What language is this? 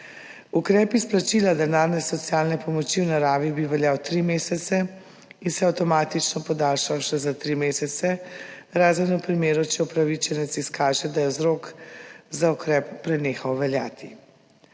Slovenian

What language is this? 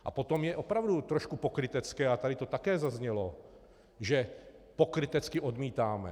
Czech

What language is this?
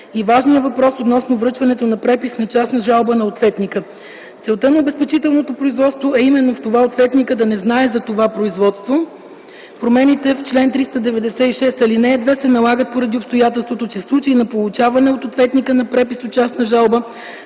Bulgarian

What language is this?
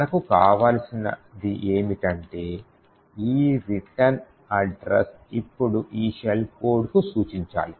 Telugu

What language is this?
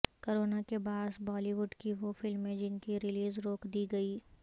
Urdu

